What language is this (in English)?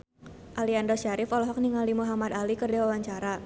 Sundanese